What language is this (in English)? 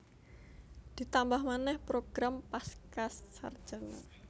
Javanese